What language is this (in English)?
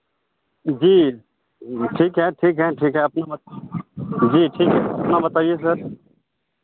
Hindi